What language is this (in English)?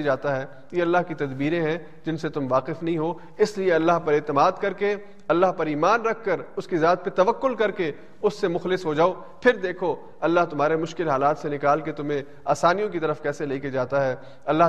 Urdu